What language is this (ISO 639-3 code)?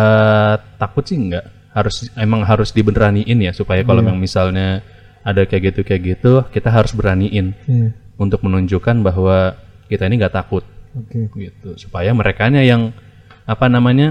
ind